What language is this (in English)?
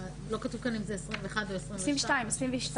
Hebrew